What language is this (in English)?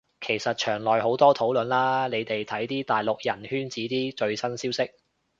Cantonese